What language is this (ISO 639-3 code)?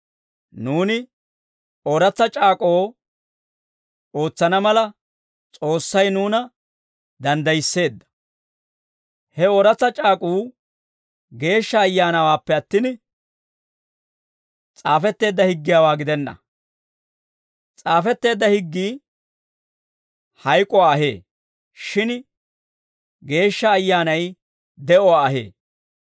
dwr